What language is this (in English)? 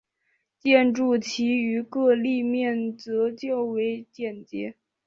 Chinese